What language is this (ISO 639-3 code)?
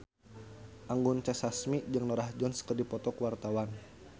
sun